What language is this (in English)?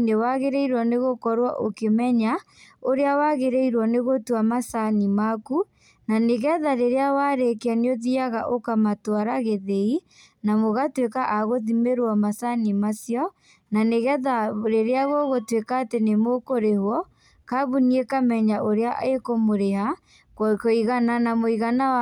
Kikuyu